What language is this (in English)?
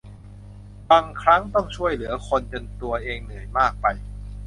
Thai